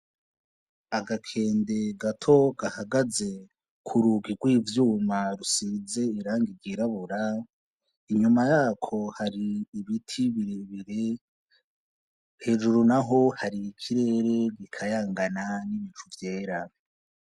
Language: Rundi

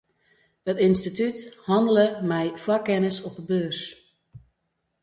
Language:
Western Frisian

